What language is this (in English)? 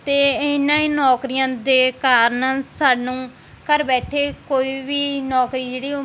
Punjabi